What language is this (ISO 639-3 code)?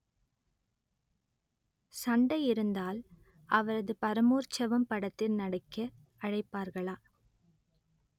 tam